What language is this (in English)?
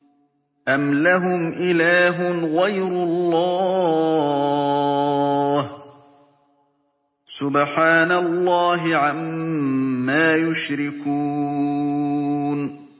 Arabic